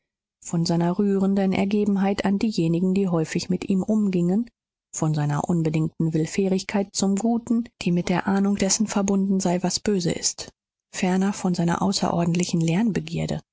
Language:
German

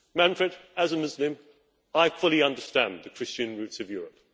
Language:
English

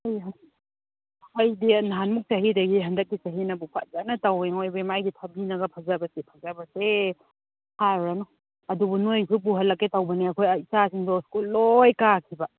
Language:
Manipuri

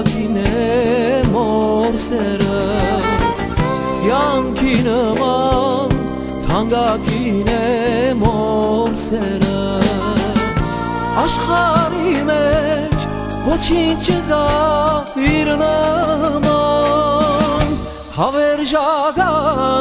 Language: Turkish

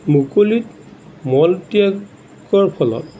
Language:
Assamese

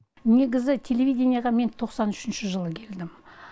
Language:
Kazakh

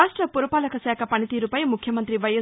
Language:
Telugu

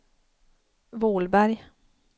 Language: Swedish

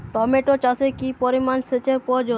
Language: Bangla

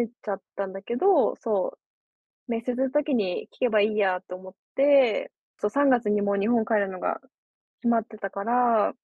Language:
Japanese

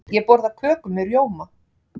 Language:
Icelandic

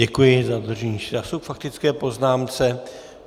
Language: Czech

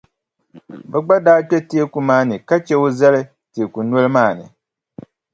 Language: Dagbani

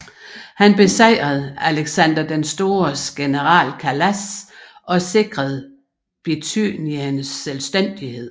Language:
Danish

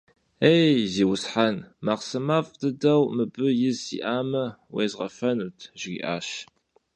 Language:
Kabardian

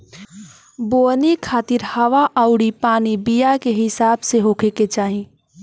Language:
Bhojpuri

